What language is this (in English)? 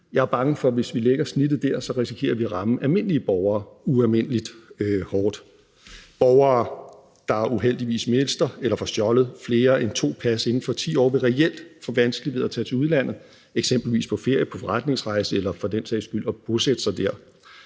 Danish